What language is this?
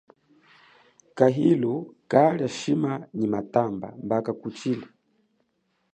Chokwe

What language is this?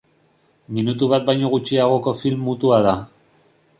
Basque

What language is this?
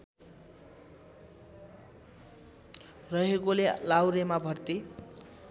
Nepali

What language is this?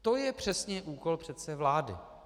Czech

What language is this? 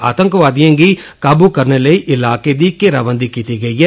Dogri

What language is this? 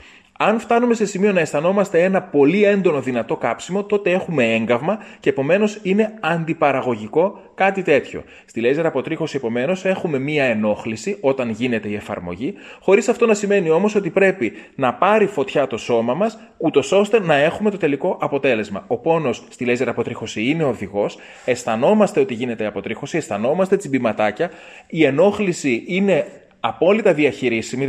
Greek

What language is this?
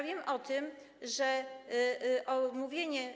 Polish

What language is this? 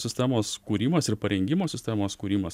Lithuanian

